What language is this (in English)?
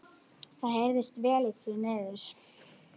Icelandic